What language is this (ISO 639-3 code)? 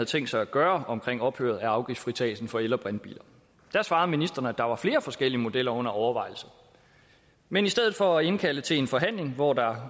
dan